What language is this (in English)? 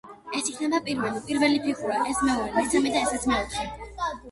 Georgian